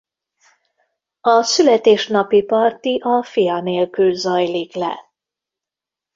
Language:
Hungarian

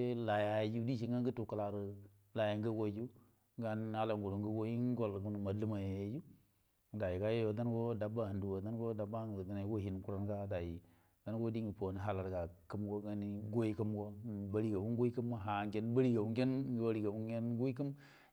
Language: Buduma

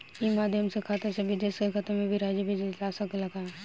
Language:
Bhojpuri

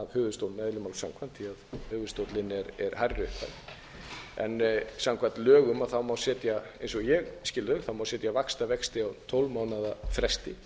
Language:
Icelandic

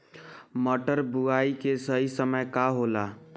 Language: Bhojpuri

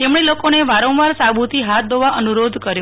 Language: Gujarati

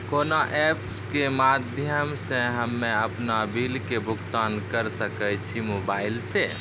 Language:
Maithili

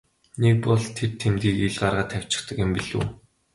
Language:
Mongolian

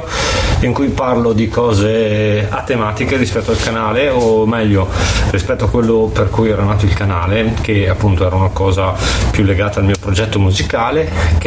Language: Italian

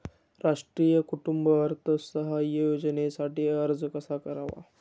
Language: Marathi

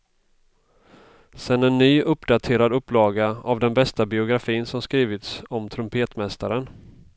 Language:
Swedish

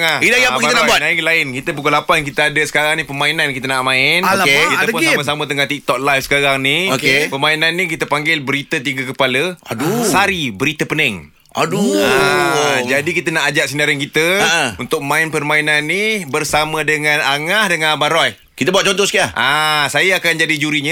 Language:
Malay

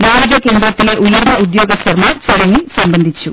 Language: Malayalam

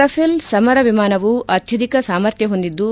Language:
Kannada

